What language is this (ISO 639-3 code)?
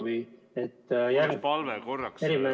est